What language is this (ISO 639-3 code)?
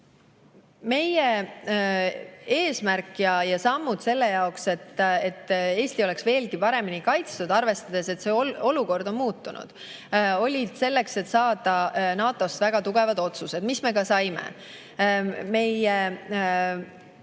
est